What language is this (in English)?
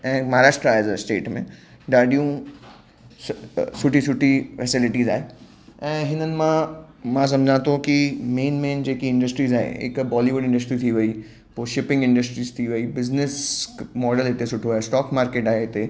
Sindhi